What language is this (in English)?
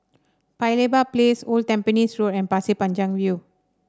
English